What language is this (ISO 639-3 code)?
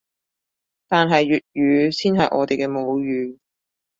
yue